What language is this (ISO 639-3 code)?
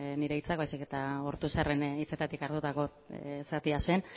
eus